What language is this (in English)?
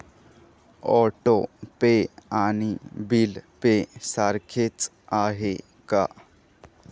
Marathi